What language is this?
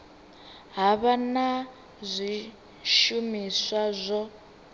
Venda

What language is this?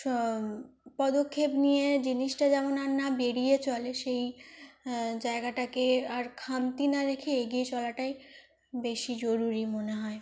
Bangla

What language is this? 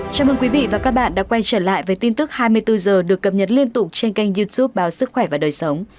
Vietnamese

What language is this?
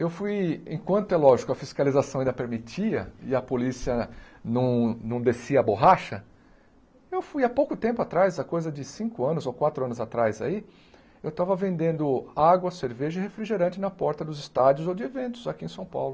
Portuguese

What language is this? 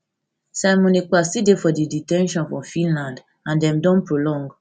Nigerian Pidgin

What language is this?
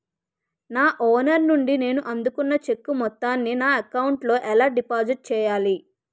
Telugu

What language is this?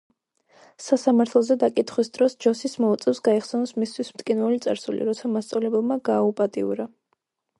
Georgian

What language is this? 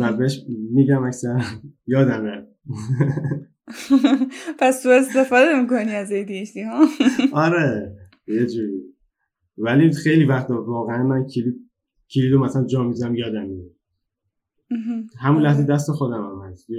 Persian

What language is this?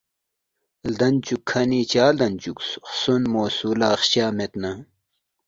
Balti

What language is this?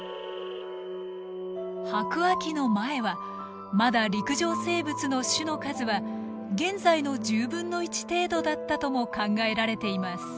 Japanese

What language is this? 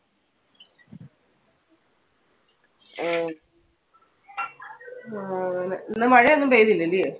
Malayalam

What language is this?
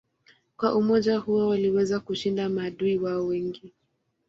Swahili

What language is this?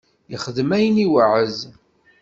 Kabyle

